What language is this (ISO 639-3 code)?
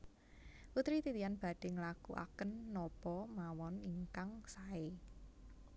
jav